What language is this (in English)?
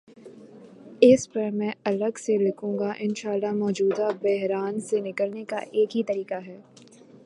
Urdu